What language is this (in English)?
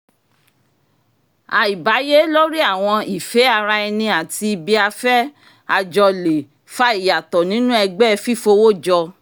Yoruba